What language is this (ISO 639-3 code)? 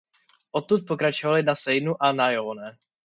ces